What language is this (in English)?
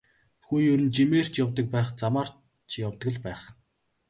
Mongolian